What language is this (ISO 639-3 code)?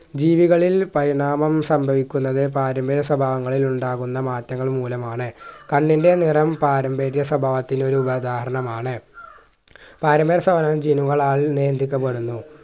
mal